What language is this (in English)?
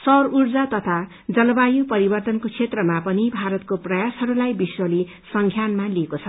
Nepali